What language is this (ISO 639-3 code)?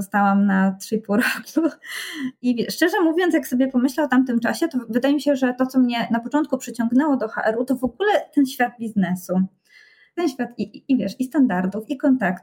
pol